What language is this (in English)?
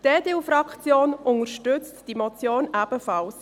Swiss German